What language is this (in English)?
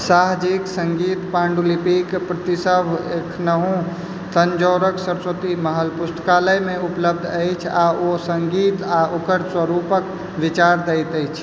Maithili